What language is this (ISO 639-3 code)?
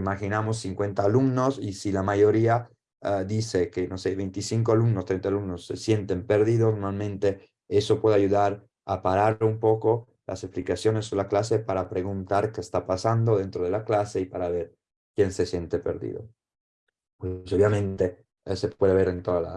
spa